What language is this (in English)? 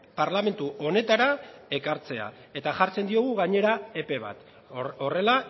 Basque